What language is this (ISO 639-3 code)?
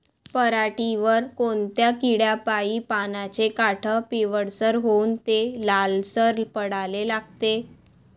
mar